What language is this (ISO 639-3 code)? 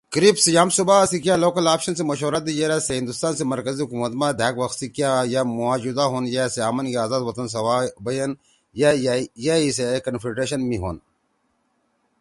trw